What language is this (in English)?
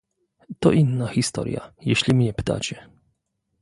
Polish